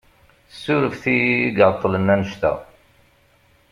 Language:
Kabyle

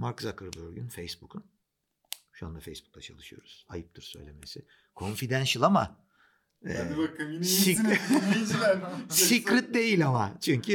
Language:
Turkish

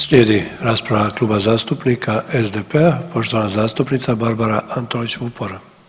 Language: Croatian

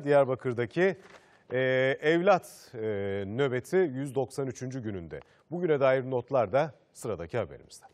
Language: Turkish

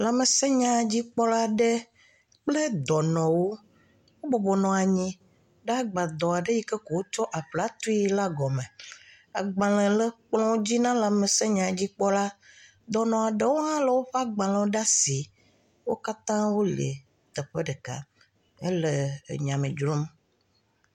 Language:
Ewe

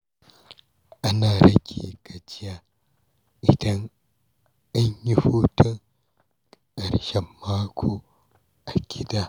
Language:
Hausa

